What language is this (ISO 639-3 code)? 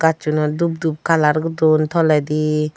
ccp